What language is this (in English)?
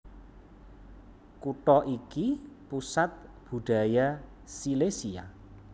Javanese